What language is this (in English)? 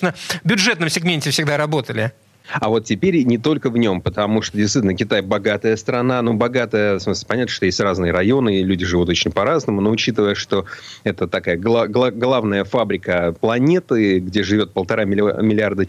Russian